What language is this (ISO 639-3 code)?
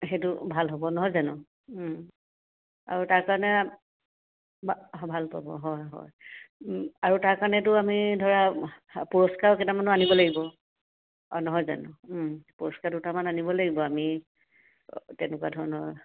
asm